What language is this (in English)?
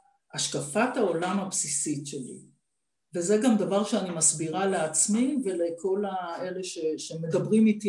Hebrew